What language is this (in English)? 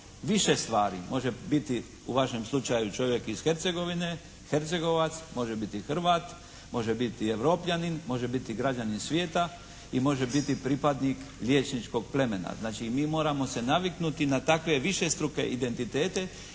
Croatian